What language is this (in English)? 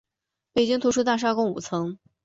Chinese